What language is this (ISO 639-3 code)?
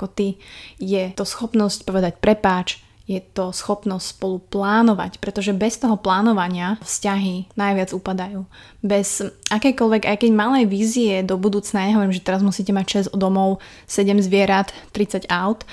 slk